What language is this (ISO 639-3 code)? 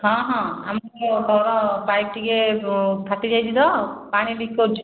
ori